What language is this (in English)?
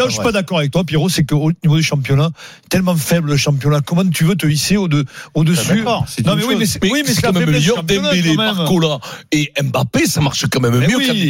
French